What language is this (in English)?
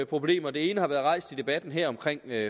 Danish